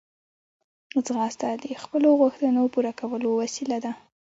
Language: Pashto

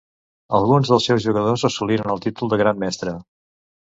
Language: Catalan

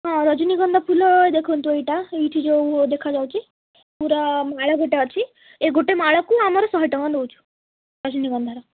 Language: Odia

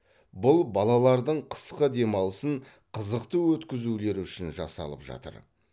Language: Kazakh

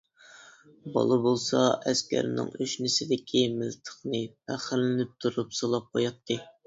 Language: Uyghur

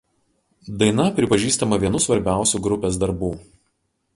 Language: Lithuanian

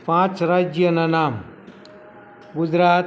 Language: Gujarati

